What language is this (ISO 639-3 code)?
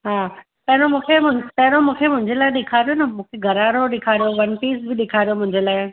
snd